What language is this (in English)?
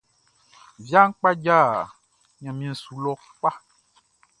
Baoulé